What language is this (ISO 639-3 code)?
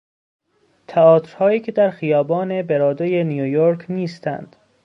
fas